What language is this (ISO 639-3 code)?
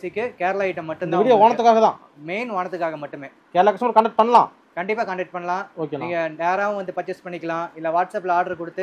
kor